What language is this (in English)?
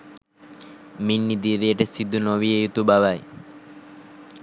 Sinhala